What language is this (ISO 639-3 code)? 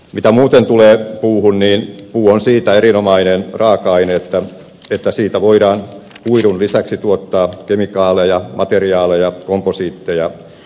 fin